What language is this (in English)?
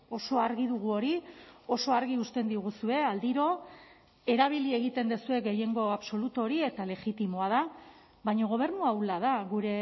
Basque